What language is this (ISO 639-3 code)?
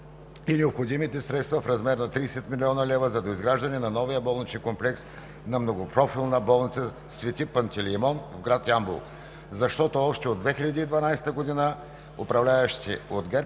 bul